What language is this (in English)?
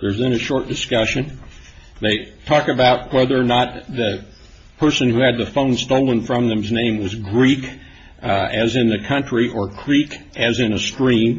English